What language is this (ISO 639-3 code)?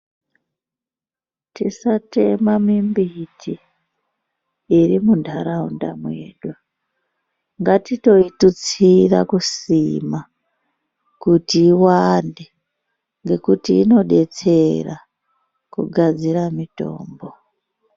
ndc